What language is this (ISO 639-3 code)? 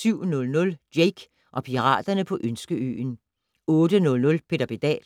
dan